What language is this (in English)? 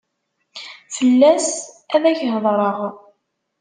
Kabyle